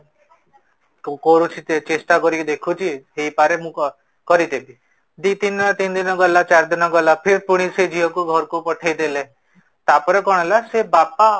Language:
Odia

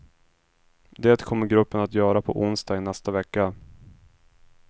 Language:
Swedish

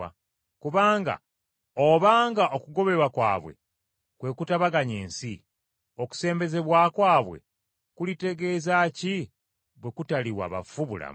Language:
Ganda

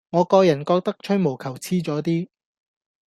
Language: Cantonese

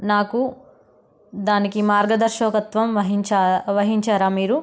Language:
Telugu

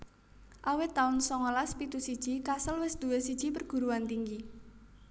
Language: Javanese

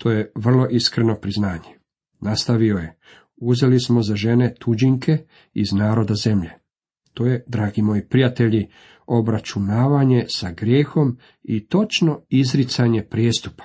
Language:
Croatian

